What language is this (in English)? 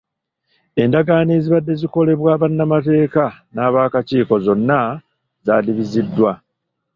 Ganda